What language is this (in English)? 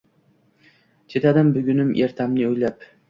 Uzbek